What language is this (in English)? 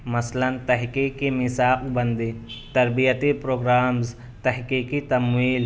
Urdu